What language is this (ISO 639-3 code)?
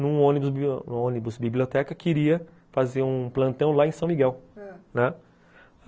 por